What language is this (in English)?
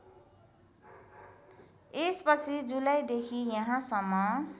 Nepali